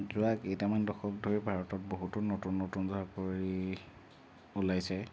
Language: Assamese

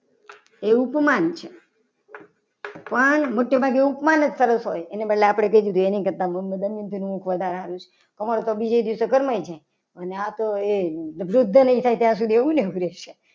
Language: Gujarati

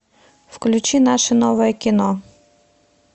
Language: Russian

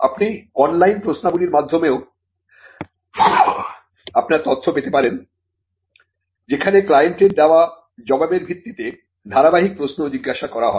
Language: Bangla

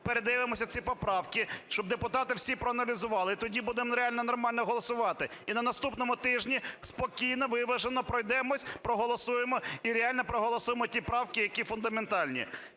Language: Ukrainian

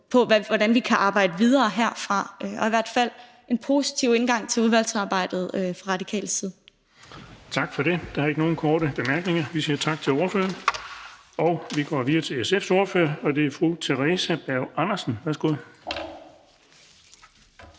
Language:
Danish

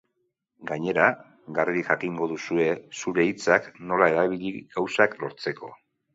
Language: Basque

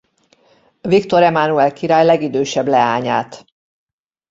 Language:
Hungarian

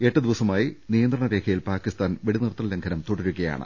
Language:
Malayalam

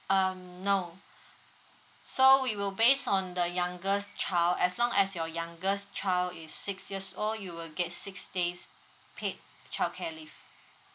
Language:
English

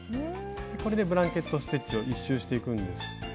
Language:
Japanese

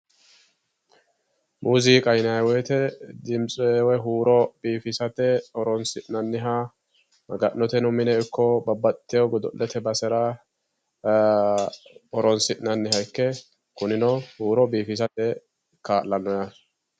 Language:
Sidamo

